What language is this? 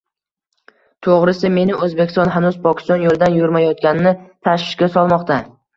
Uzbek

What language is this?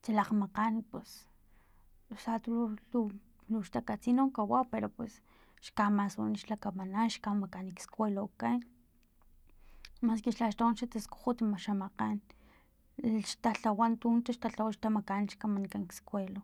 Filomena Mata-Coahuitlán Totonac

